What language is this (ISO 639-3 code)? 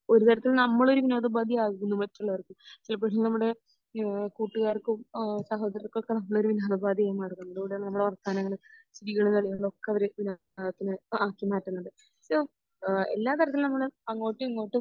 mal